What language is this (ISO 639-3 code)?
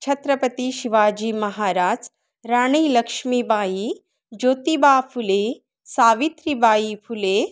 mar